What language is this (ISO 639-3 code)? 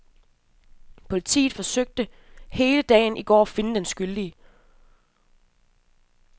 dan